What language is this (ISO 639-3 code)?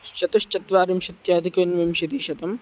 san